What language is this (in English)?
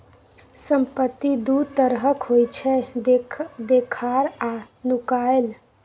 Maithili